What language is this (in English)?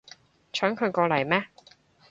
Cantonese